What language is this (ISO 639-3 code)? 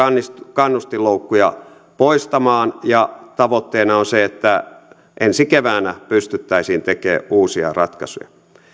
fin